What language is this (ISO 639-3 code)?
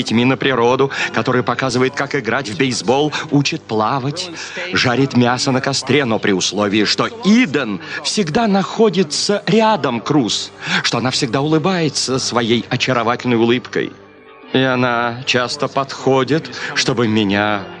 rus